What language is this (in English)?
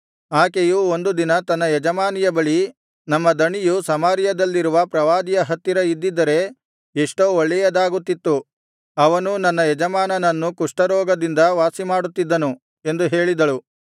Kannada